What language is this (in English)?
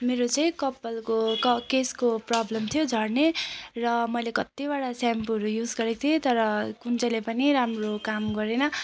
Nepali